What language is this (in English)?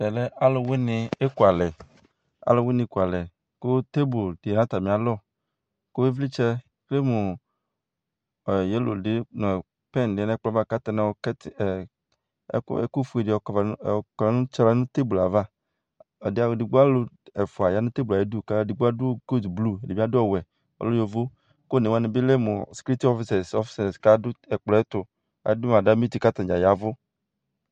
Ikposo